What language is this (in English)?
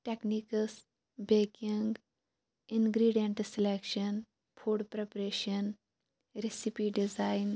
Kashmiri